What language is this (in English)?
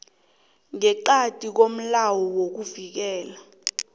South Ndebele